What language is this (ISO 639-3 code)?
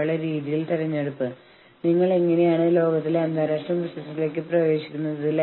mal